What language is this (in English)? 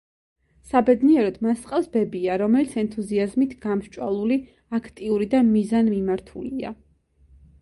Georgian